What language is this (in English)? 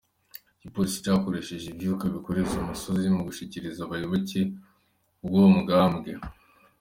Kinyarwanda